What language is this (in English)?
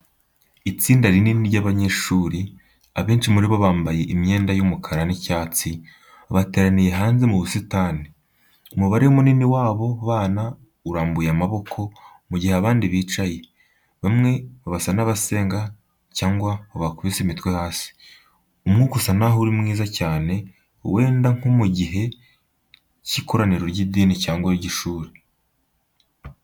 Kinyarwanda